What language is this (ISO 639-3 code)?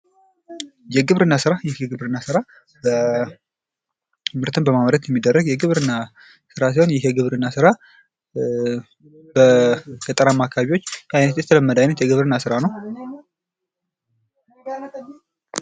amh